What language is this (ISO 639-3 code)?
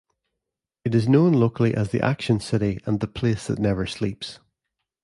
eng